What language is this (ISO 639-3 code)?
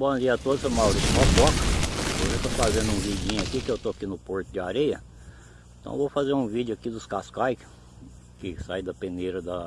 por